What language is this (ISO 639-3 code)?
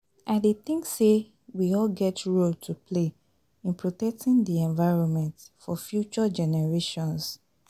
pcm